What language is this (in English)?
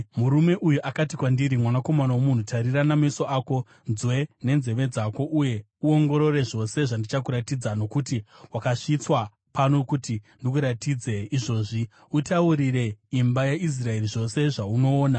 Shona